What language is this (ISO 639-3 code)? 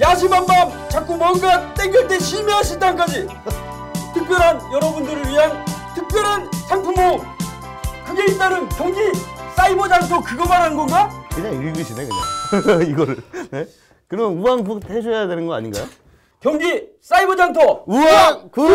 kor